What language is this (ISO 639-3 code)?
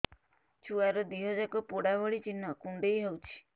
ori